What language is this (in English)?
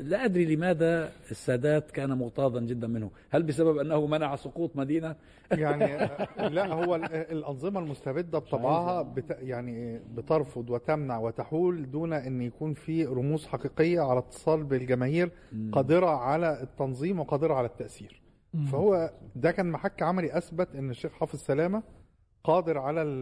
Arabic